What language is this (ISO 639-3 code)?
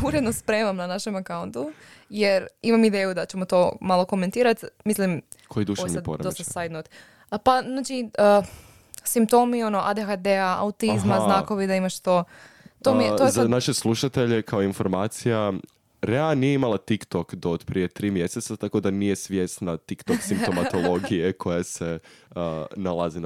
hrv